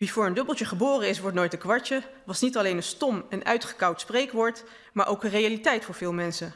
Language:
Dutch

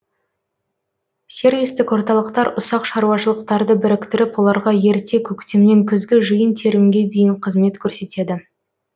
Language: Kazakh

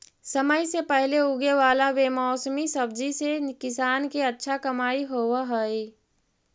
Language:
Magahi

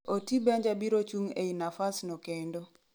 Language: Luo (Kenya and Tanzania)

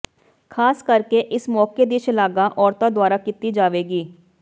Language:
Punjabi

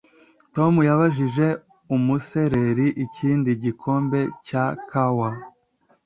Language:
Kinyarwanda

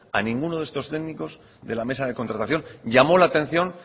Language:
Spanish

